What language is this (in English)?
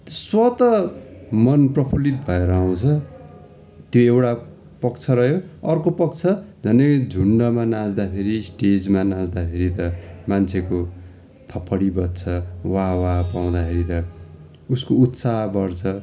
Nepali